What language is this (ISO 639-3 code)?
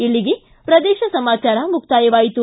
kan